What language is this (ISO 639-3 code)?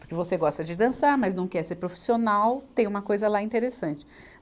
por